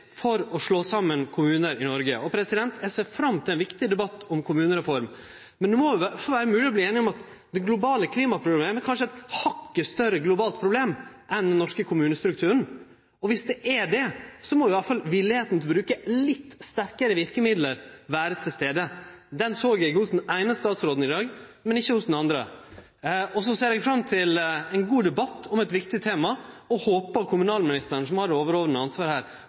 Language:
Norwegian Nynorsk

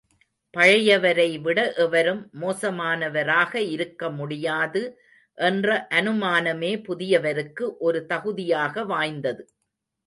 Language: Tamil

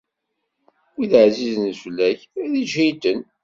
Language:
Kabyle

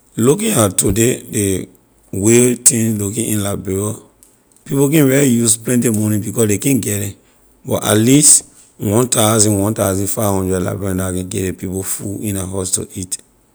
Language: Liberian English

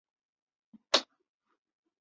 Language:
Chinese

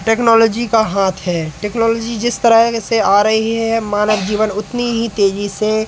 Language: Hindi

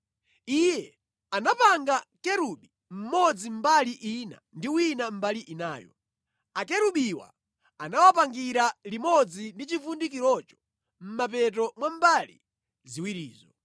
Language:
Nyanja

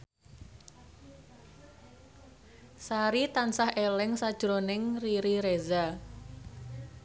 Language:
Javanese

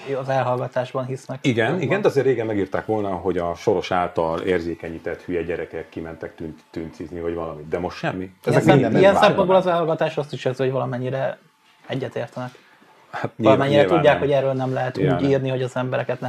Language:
Hungarian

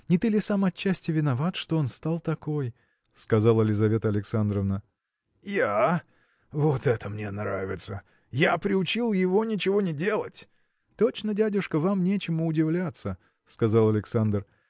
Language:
Russian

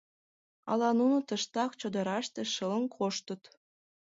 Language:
Mari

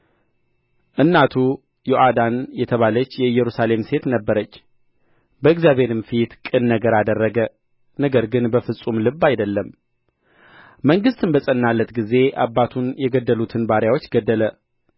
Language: Amharic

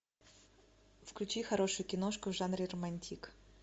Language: Russian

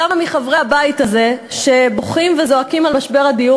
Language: Hebrew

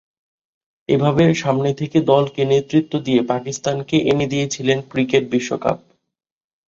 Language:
Bangla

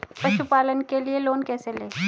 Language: Hindi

